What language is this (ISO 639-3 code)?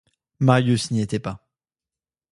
fra